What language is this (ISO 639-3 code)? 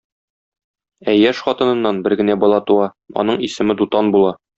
tat